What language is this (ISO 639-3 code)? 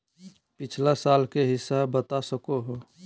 mag